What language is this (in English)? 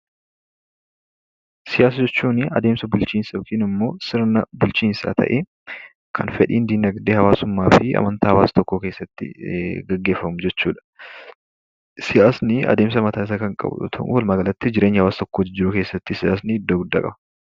Oromo